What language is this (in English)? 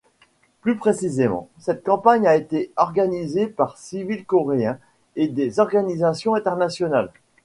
French